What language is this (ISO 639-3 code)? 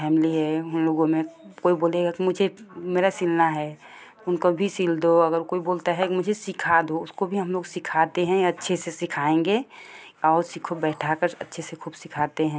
hin